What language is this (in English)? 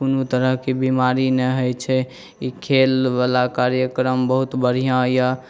Maithili